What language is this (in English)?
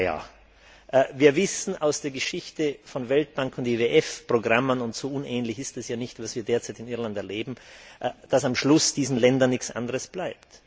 German